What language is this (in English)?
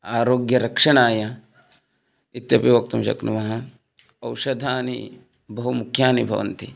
Sanskrit